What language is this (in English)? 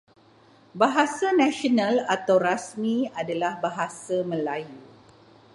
Malay